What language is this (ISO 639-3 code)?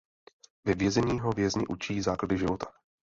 ces